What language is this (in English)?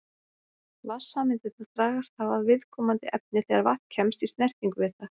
Icelandic